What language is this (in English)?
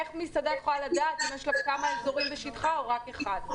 Hebrew